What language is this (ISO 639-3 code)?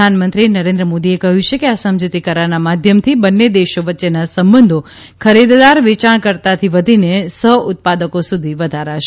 guj